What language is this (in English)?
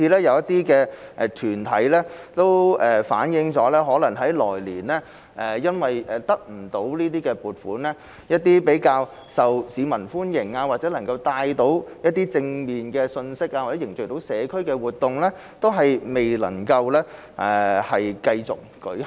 Cantonese